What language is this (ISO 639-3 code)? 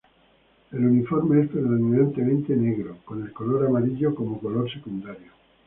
spa